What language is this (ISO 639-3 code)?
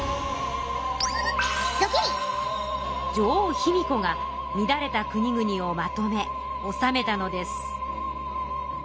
jpn